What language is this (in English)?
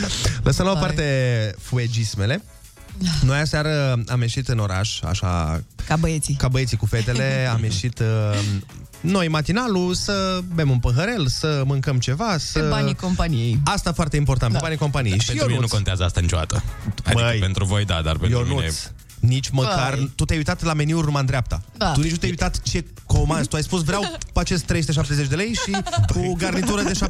Romanian